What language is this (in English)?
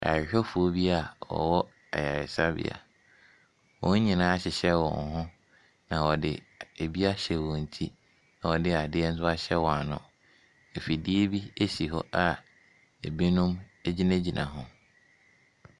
Akan